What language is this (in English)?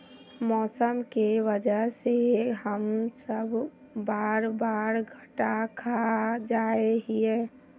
Magahi